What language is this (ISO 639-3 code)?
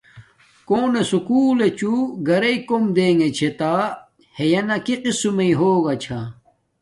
dmk